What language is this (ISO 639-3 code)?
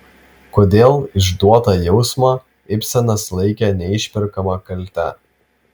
lit